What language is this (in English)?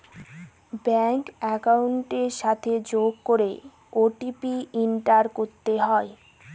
Bangla